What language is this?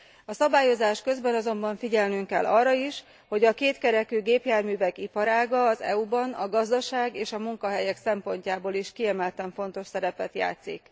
Hungarian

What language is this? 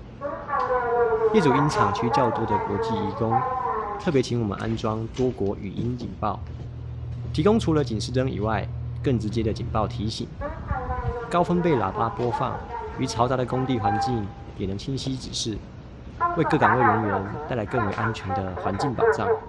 Chinese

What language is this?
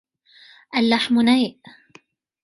Arabic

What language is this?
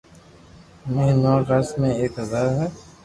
Loarki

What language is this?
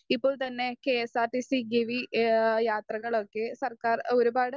Malayalam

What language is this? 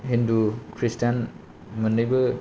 Bodo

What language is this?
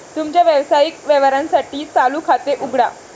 Marathi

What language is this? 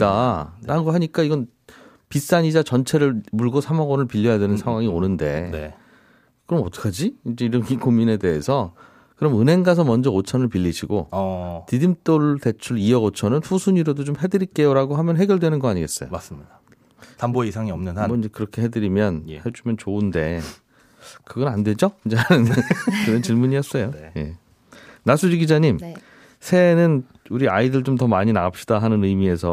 Korean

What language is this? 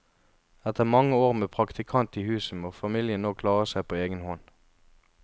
Norwegian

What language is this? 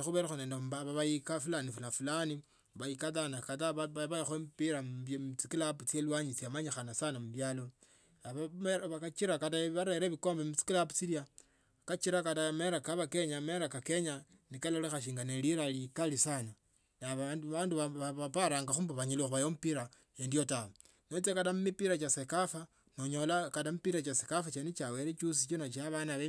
Tsotso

